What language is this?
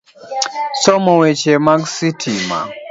Luo (Kenya and Tanzania)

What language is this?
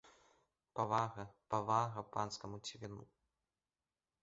Belarusian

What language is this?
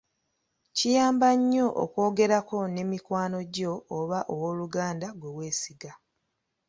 Ganda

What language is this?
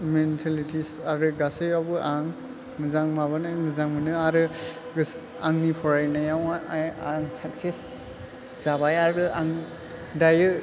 Bodo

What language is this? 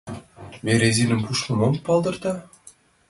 Mari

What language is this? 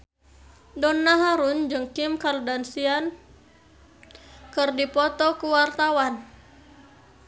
Sundanese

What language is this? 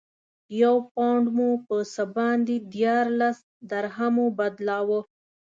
Pashto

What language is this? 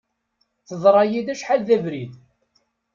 Kabyle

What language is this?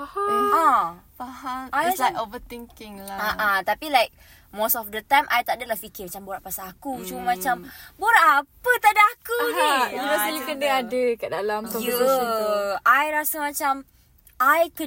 Malay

